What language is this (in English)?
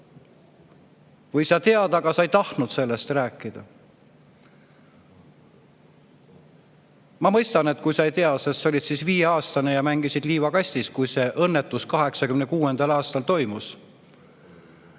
Estonian